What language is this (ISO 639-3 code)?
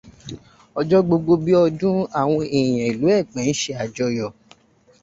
yor